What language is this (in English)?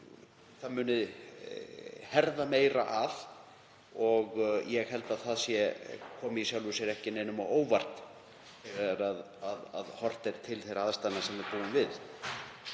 Icelandic